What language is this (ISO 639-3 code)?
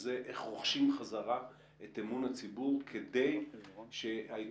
heb